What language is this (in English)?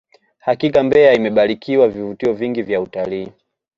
Swahili